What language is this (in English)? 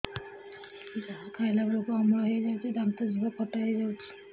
Odia